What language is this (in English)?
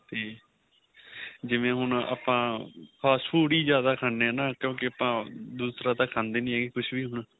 Punjabi